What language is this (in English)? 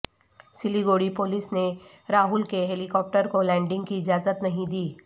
Urdu